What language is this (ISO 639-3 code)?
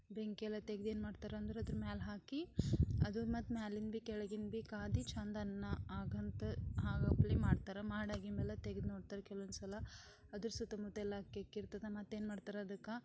kan